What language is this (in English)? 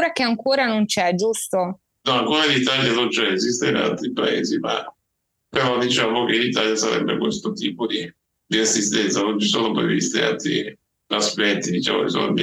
Italian